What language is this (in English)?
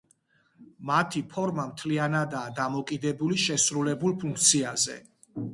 Georgian